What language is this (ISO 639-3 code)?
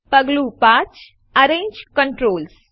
guj